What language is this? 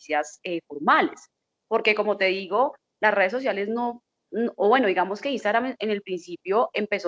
Spanish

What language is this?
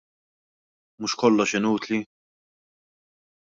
Maltese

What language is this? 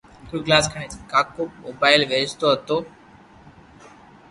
Loarki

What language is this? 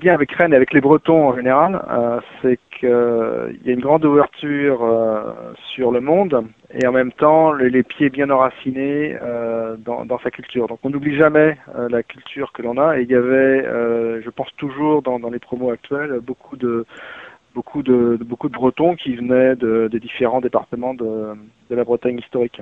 French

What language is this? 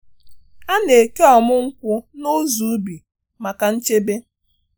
Igbo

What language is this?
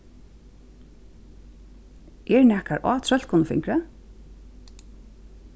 Faroese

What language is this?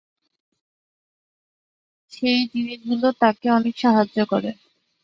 Bangla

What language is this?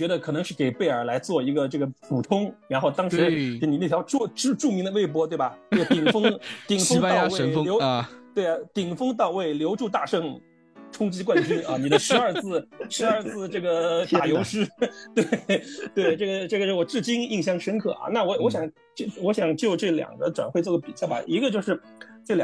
Chinese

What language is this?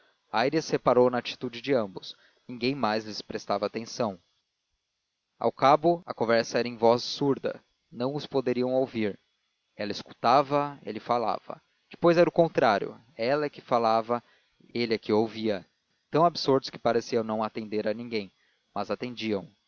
Portuguese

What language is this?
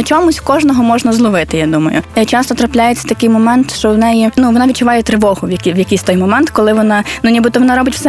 Ukrainian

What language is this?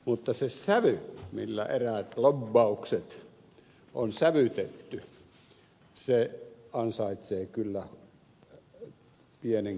Finnish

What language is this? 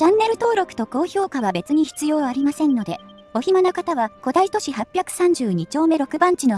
Japanese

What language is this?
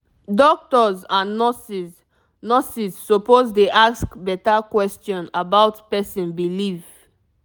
Nigerian Pidgin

